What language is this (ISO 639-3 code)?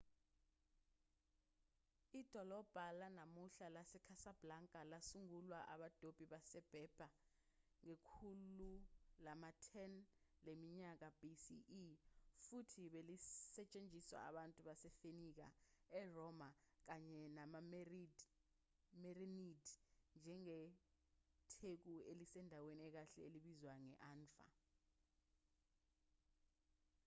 zul